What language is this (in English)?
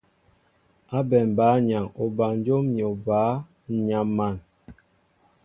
Mbo (Cameroon)